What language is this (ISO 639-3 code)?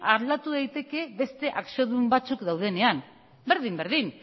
eus